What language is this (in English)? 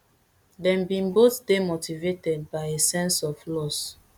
Nigerian Pidgin